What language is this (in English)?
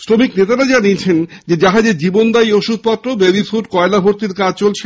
Bangla